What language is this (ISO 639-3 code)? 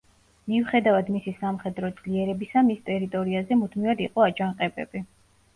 kat